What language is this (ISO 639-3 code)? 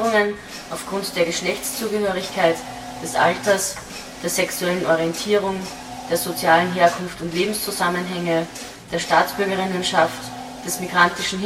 deu